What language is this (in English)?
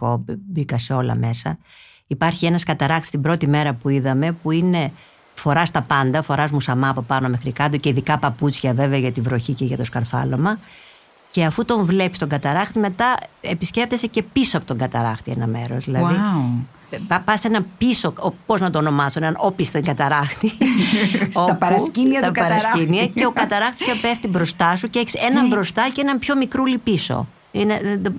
Greek